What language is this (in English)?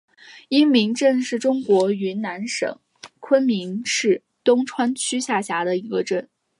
Chinese